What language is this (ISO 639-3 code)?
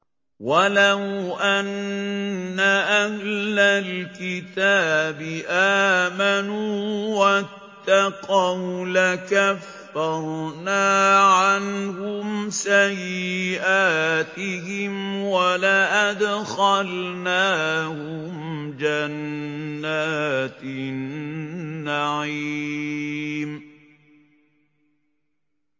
ara